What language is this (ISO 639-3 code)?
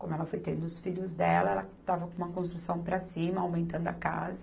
por